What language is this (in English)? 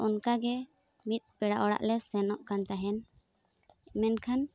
Santali